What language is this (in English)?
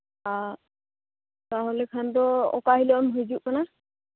Santali